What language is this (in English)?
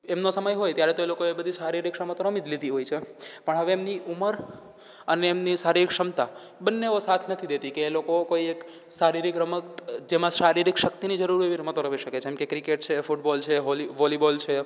Gujarati